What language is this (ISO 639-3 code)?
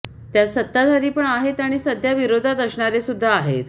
mar